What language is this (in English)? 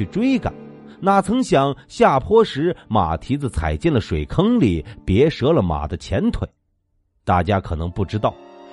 Chinese